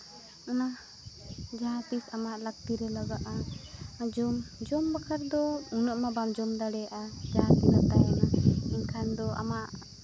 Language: Santali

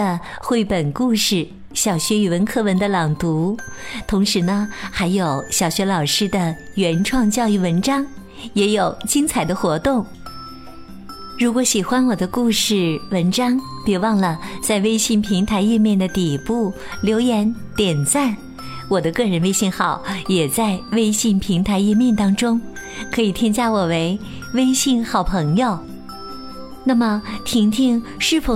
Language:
Chinese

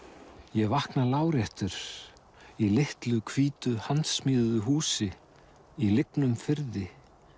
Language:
Icelandic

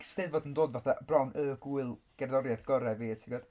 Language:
Welsh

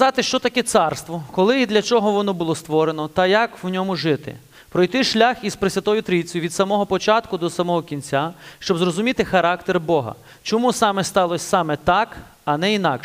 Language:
Ukrainian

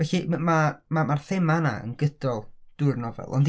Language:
Welsh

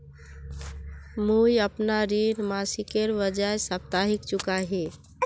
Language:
Magahi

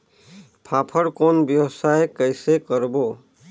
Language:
Chhattisgarhi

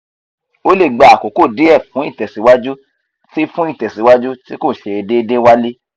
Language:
Yoruba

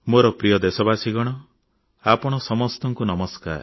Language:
Odia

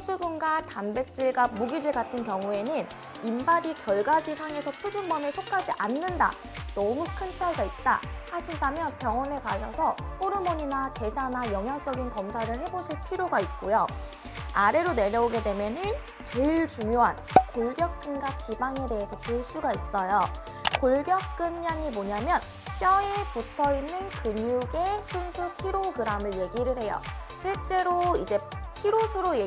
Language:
Korean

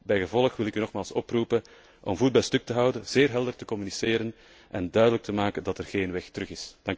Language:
Dutch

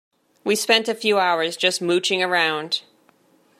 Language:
English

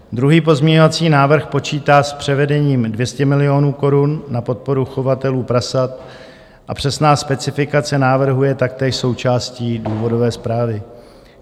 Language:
Czech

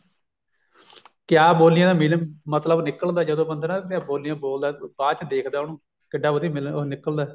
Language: Punjabi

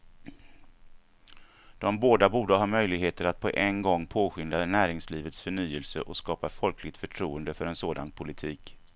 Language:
Swedish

